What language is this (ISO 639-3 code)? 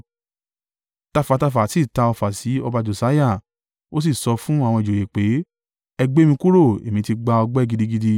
yor